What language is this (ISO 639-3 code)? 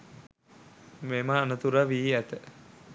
sin